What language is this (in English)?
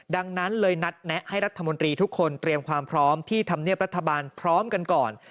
Thai